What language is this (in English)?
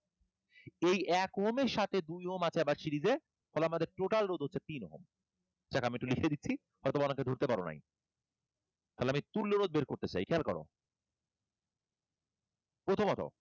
Bangla